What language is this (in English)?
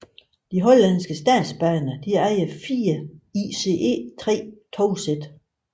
Danish